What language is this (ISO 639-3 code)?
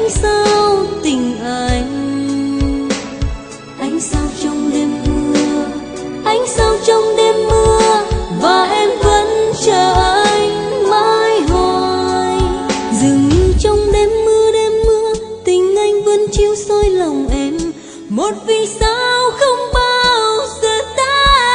vie